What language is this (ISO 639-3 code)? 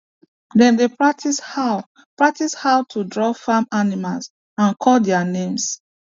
pcm